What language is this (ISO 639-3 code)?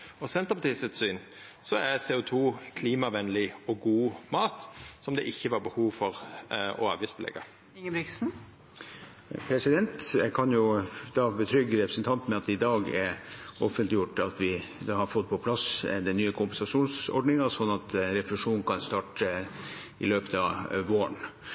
nor